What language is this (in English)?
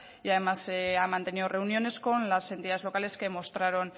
Spanish